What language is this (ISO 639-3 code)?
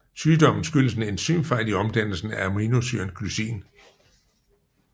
dan